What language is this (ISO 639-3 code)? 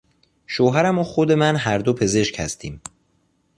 fas